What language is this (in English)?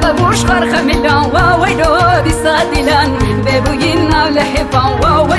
Arabic